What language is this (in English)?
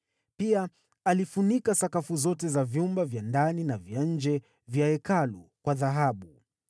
Swahili